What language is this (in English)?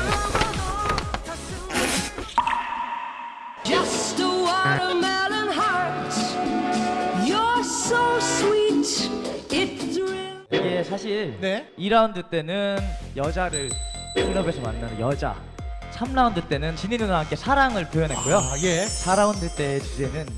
Korean